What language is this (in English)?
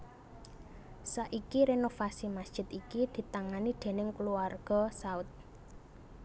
Javanese